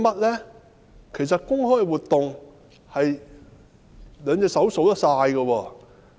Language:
Cantonese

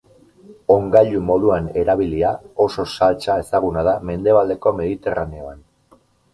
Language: Basque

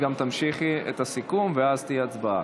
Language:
Hebrew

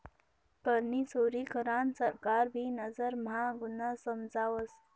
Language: Marathi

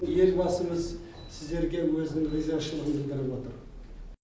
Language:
Kazakh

